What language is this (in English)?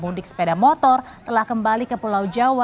Indonesian